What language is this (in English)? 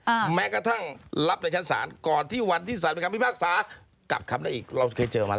Thai